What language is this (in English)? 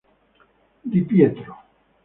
Italian